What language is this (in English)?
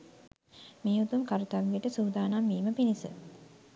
Sinhala